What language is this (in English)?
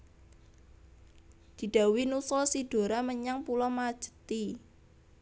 Javanese